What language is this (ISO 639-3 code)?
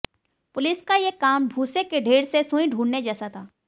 hin